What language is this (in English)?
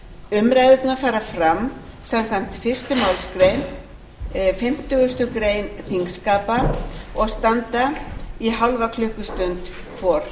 Icelandic